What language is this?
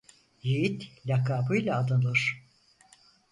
Turkish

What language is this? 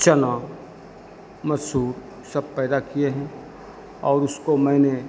Hindi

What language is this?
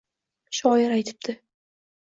Uzbek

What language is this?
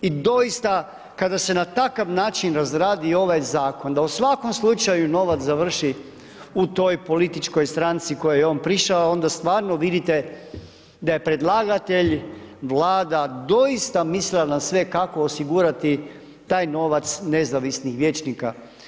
Croatian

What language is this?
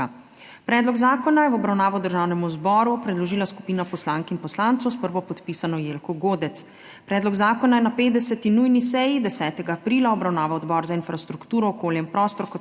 Slovenian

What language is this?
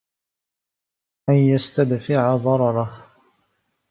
Arabic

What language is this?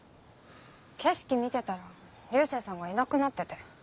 Japanese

